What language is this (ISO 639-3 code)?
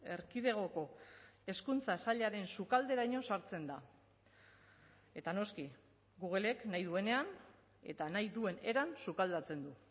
eus